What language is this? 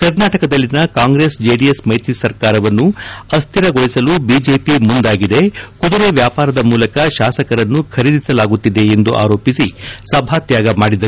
Kannada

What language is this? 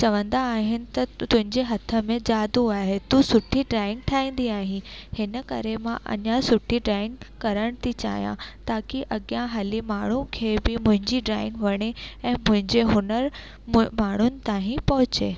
Sindhi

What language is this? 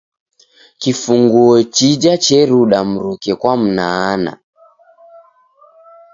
Taita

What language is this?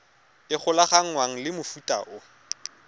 Tswana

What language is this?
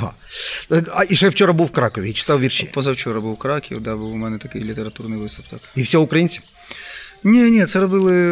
Ukrainian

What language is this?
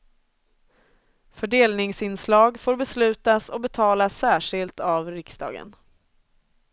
Swedish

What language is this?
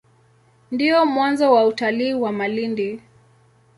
Swahili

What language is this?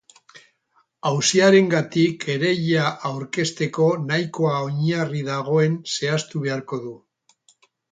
Basque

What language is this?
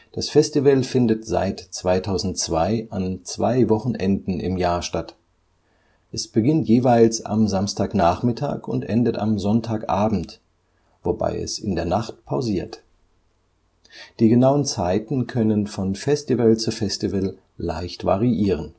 German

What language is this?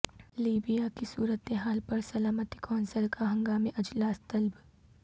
Urdu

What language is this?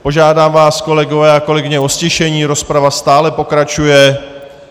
Czech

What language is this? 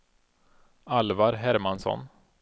Swedish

